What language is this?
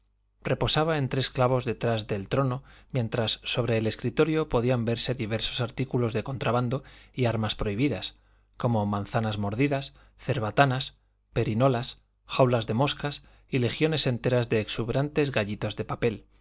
Spanish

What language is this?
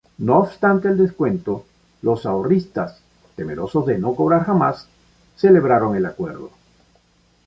Spanish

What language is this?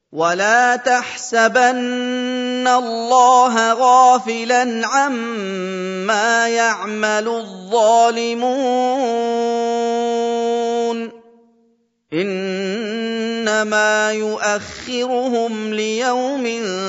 Arabic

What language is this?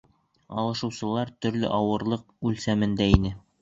Bashkir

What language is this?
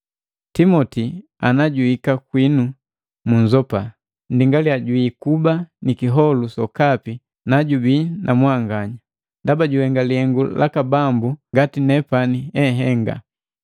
Matengo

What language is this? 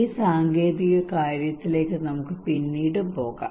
Malayalam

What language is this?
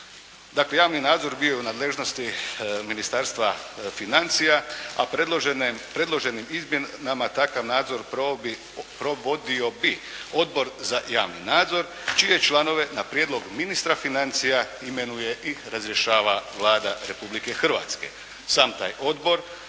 Croatian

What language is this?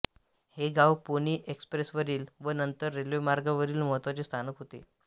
Marathi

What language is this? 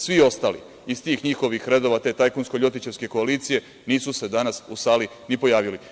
Serbian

